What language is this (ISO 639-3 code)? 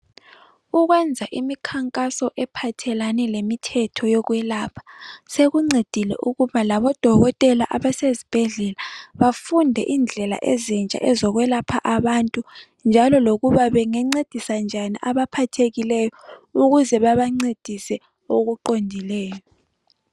nde